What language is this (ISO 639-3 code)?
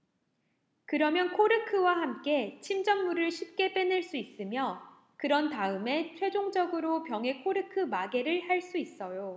kor